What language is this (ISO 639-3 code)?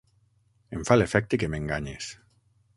cat